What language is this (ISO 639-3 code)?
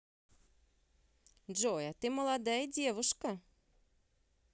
rus